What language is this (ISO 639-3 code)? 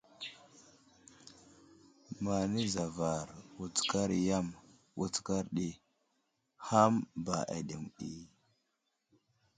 udl